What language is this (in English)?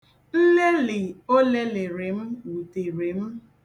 Igbo